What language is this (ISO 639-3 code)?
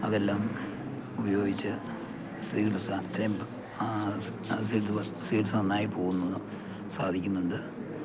mal